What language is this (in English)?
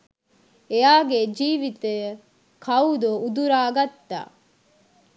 Sinhala